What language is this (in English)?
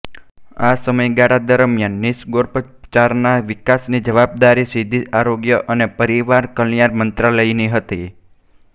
Gujarati